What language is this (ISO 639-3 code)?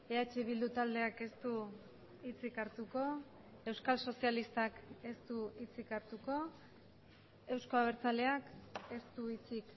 eus